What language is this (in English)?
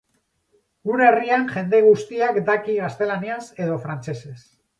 Basque